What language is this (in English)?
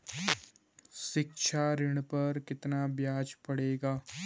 Hindi